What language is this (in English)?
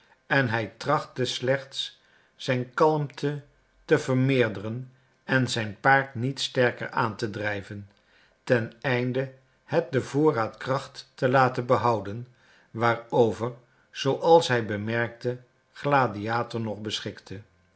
Dutch